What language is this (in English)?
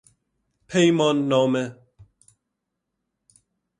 Persian